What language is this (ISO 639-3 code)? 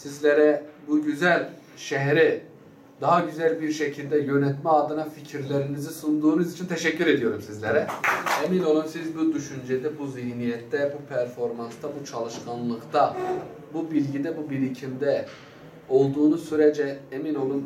tur